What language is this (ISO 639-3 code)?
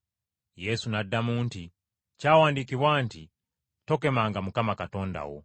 lug